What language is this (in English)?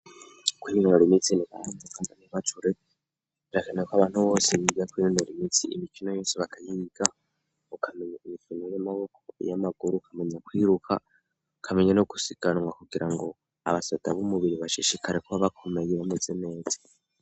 Rundi